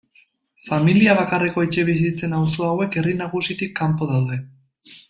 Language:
Basque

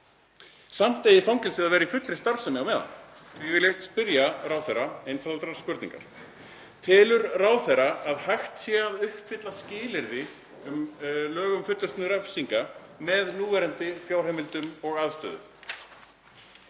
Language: Icelandic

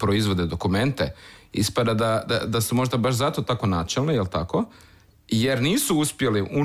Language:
Croatian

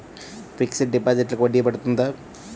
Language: Telugu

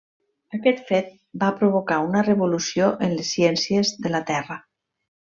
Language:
Catalan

